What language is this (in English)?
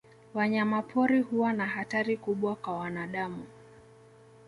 Swahili